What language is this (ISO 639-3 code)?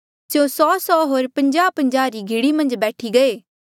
mjl